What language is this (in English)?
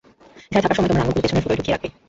Bangla